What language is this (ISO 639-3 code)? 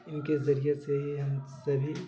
urd